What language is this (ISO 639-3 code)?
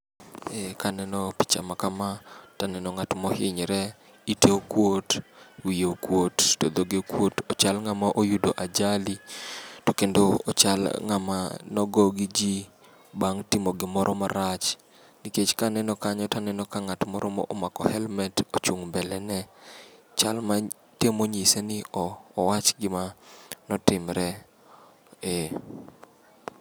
luo